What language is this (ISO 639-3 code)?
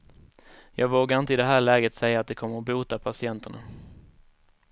swe